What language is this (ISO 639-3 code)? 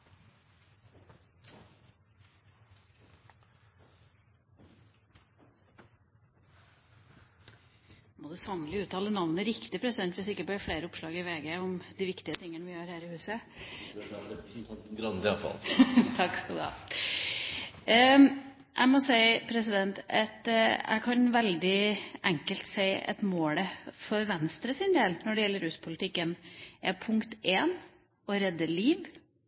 nob